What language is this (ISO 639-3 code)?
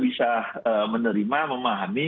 ind